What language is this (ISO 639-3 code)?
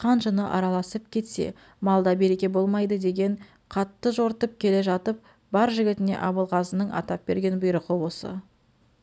kaz